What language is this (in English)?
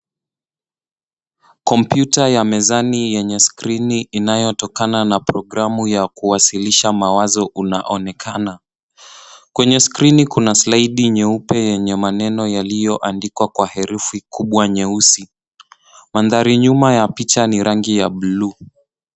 Swahili